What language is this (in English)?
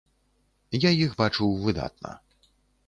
Belarusian